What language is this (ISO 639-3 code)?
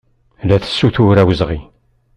kab